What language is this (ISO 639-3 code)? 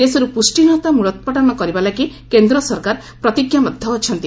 ori